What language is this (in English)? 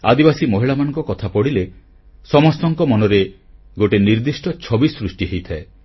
Odia